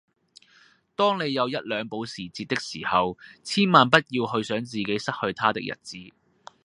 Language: Cantonese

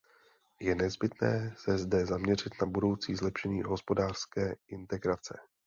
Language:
Czech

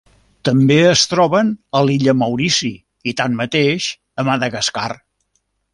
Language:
Catalan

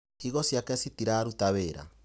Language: Kikuyu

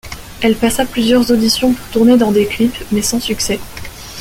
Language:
French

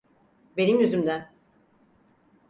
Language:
Turkish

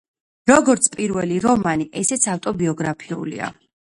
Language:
Georgian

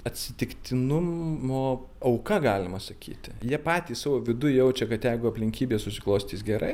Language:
Lithuanian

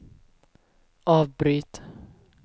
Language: Swedish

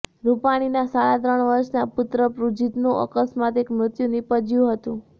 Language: Gujarati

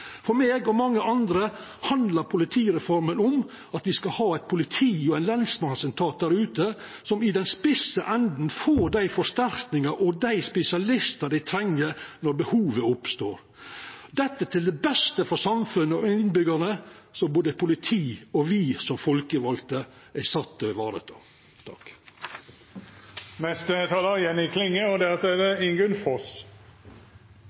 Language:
Norwegian Nynorsk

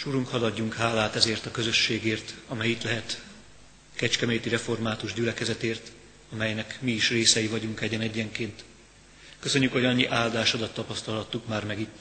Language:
Hungarian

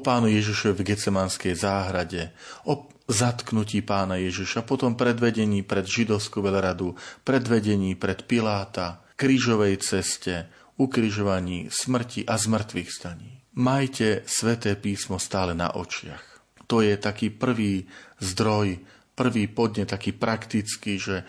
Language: Slovak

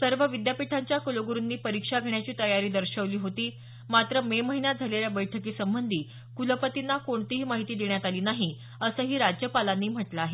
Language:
Marathi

